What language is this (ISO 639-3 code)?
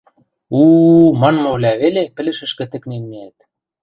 mrj